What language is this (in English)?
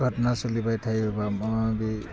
Bodo